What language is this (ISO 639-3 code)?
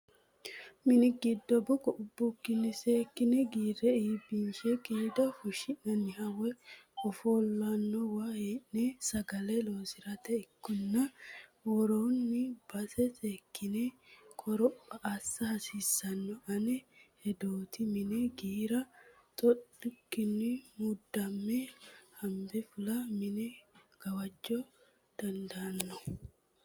sid